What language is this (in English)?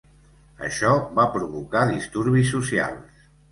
Catalan